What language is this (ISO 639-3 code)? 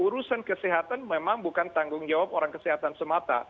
ind